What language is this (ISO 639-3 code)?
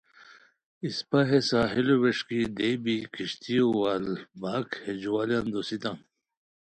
khw